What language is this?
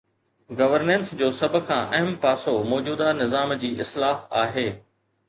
Sindhi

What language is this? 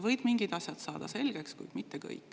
Estonian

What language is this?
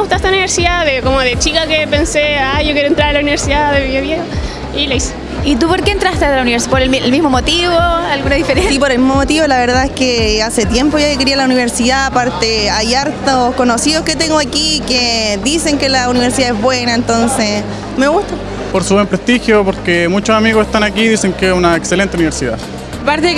Spanish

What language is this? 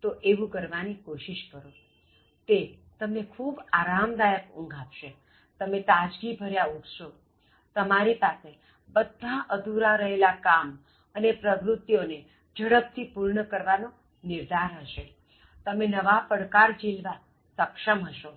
Gujarati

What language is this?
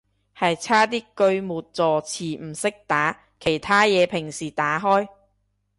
Cantonese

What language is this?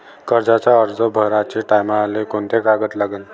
Marathi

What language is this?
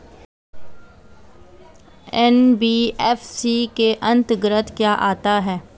Hindi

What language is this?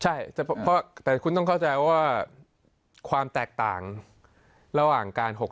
Thai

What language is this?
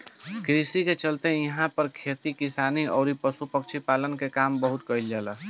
Bhojpuri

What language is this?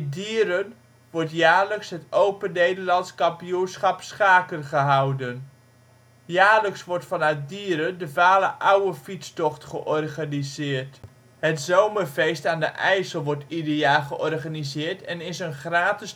Dutch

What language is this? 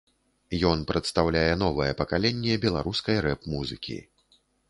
Belarusian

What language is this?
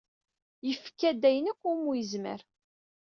Kabyle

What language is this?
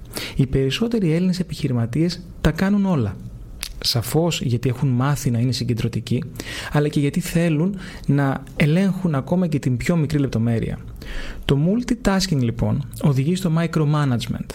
Greek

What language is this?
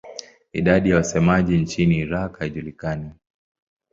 Swahili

